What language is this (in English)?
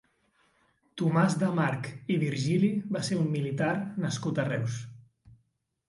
Catalan